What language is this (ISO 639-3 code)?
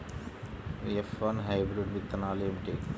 tel